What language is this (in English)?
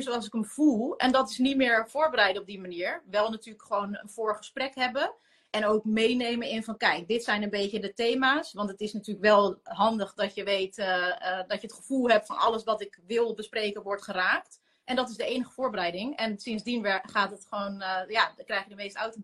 Dutch